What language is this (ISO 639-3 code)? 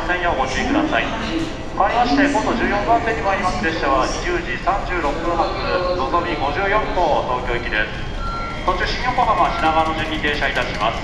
jpn